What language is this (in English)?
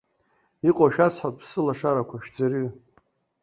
Abkhazian